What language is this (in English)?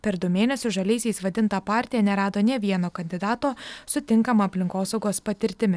Lithuanian